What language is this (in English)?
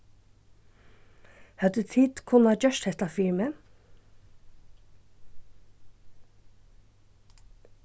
Faroese